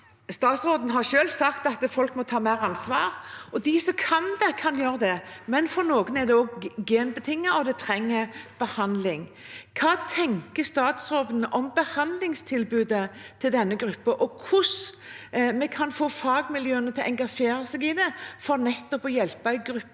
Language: Norwegian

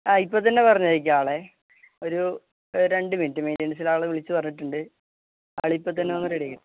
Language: Malayalam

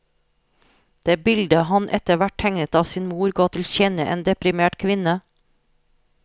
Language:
Norwegian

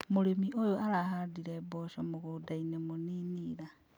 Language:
Kikuyu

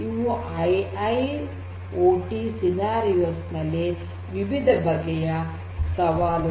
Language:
Kannada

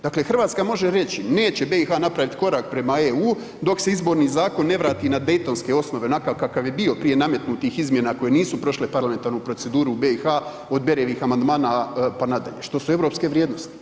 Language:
Croatian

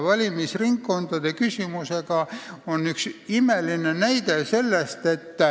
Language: Estonian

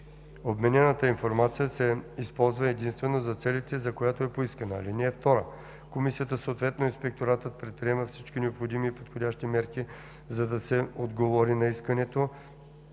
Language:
Bulgarian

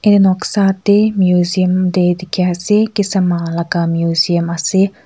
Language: Naga Pidgin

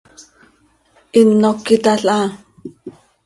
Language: Seri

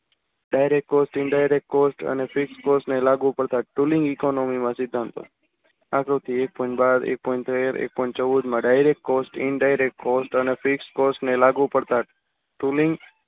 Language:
Gujarati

